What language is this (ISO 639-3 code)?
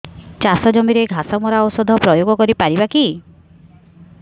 ori